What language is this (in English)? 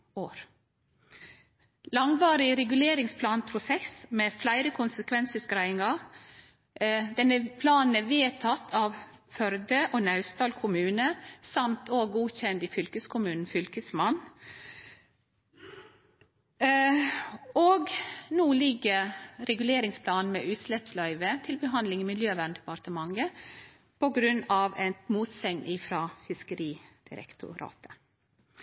Norwegian Nynorsk